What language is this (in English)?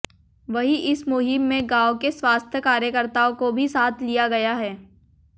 Hindi